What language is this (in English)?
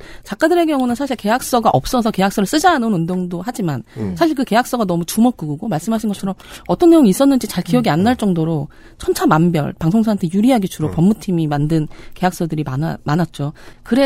Korean